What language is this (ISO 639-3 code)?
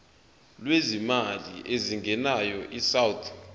zul